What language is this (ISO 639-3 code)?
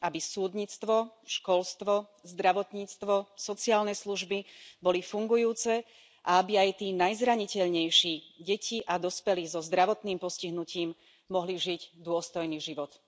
slk